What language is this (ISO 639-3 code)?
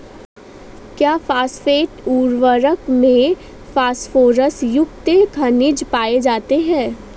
hin